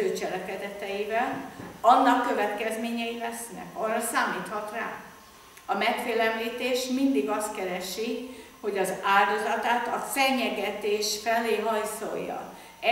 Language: Hungarian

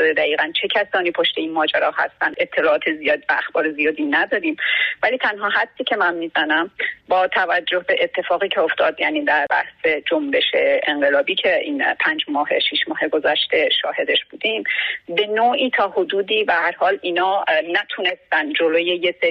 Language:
Persian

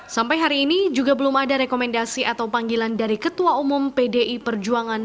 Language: Indonesian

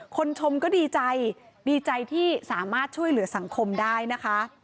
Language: Thai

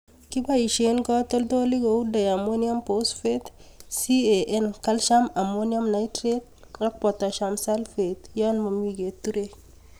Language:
Kalenjin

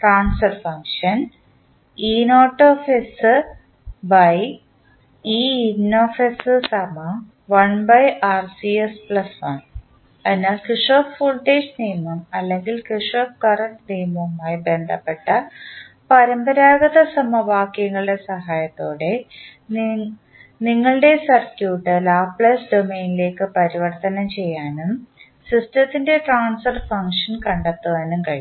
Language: Malayalam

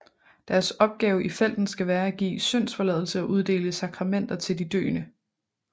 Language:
Danish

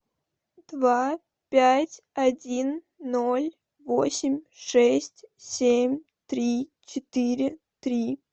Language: Russian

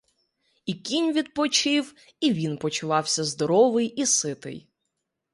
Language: Ukrainian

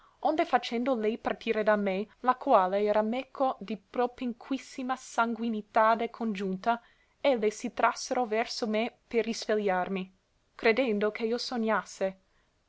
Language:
Italian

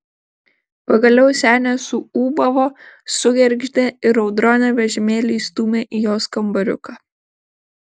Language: Lithuanian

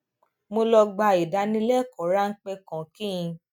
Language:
Yoruba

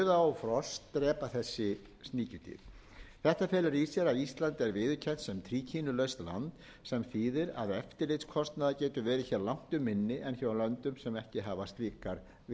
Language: Icelandic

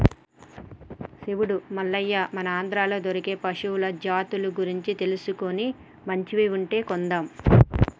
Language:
Telugu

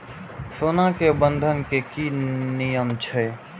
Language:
Maithili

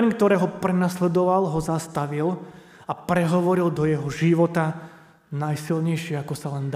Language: Slovak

